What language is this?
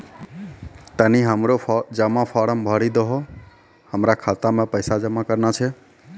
Maithili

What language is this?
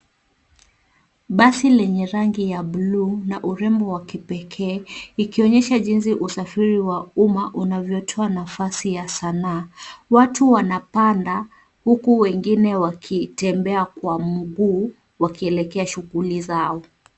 Swahili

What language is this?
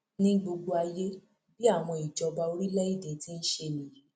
Yoruba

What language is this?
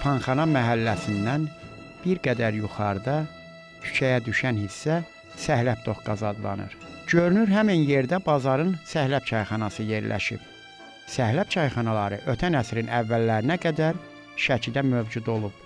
Turkish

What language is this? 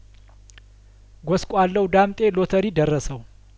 Amharic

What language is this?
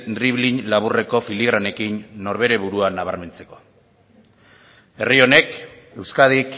Basque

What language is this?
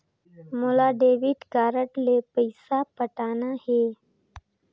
Chhattisgarhi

